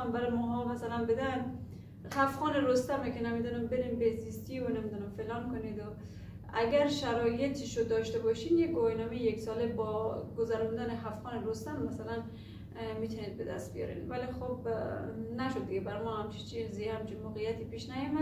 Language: Persian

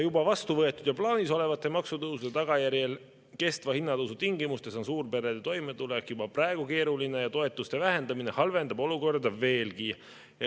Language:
Estonian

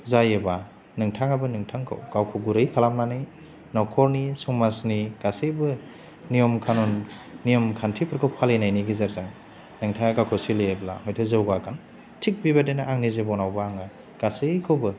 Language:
Bodo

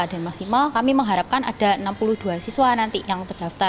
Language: Indonesian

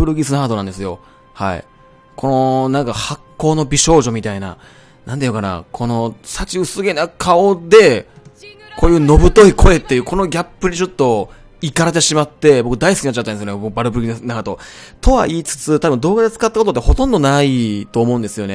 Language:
Japanese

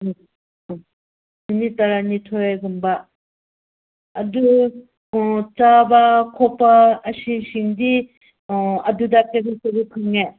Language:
Manipuri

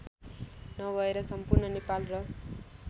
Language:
Nepali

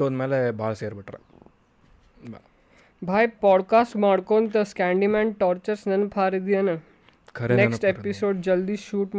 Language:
Kannada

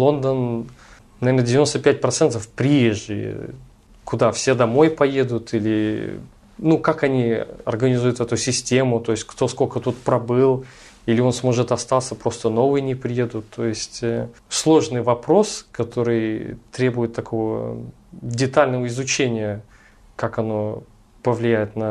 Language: Russian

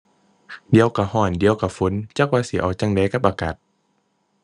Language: Thai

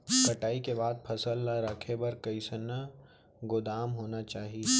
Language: Chhattisgarhi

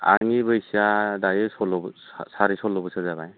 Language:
Bodo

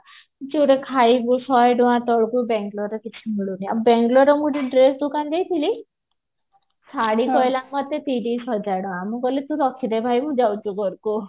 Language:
Odia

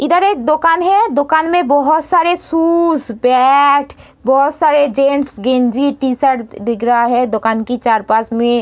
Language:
Hindi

